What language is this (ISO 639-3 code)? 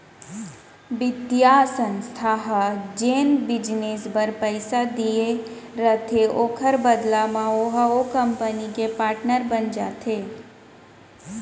hne